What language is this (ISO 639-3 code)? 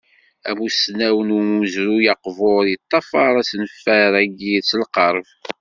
kab